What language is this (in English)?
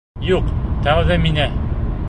Bashkir